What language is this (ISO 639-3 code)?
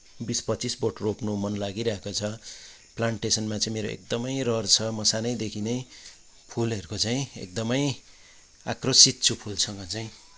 nep